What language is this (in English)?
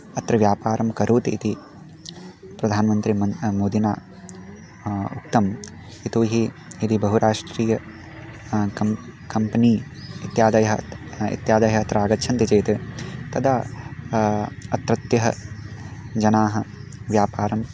Sanskrit